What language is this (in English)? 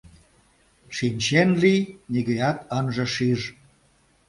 Mari